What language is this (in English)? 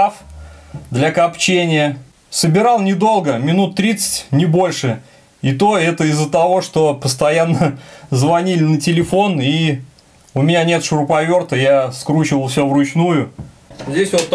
Russian